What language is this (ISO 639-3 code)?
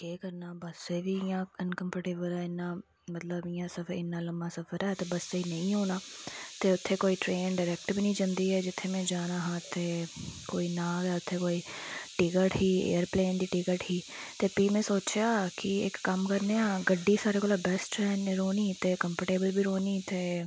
doi